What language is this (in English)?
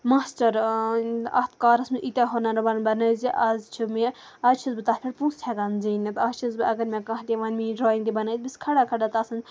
Kashmiri